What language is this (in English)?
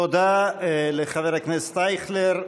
Hebrew